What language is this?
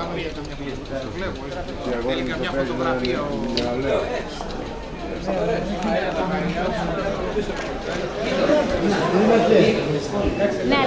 Greek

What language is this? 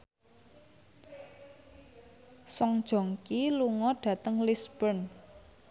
Javanese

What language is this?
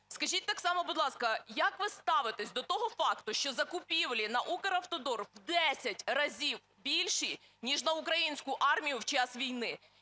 Ukrainian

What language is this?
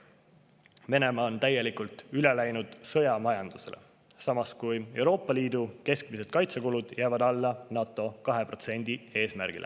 Estonian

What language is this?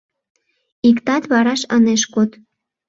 Mari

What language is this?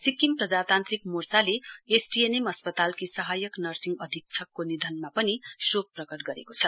Nepali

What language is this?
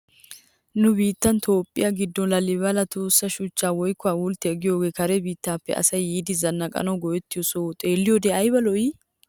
Wolaytta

